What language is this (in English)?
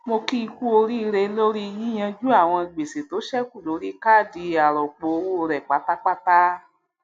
Yoruba